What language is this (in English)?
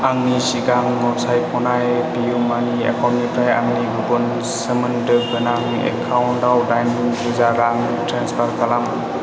Bodo